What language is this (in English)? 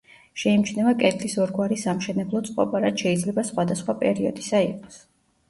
Georgian